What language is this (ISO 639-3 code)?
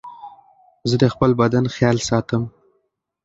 pus